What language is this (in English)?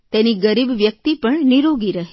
Gujarati